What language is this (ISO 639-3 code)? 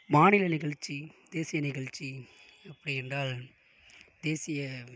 tam